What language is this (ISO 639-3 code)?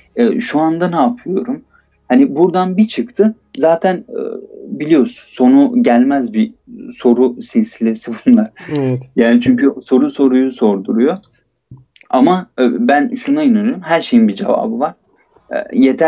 tur